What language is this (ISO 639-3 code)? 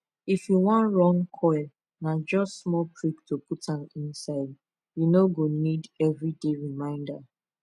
pcm